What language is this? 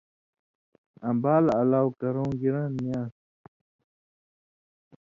Indus Kohistani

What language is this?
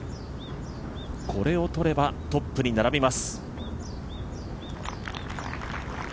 Japanese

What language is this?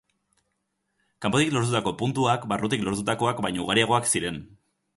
Basque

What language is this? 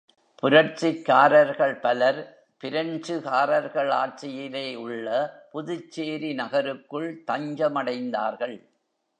Tamil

